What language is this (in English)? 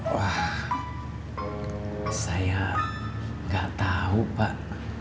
Indonesian